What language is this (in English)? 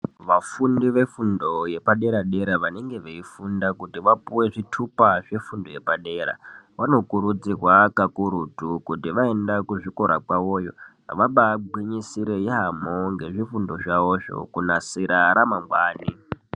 Ndau